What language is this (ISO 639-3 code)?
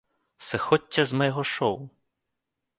bel